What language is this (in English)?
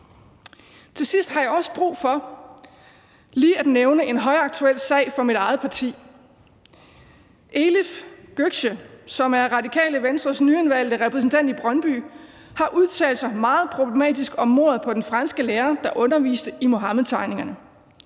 Danish